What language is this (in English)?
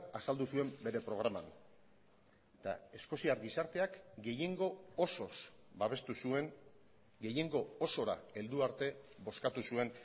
Basque